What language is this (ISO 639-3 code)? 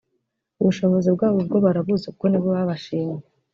kin